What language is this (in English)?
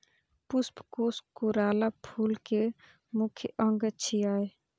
Maithili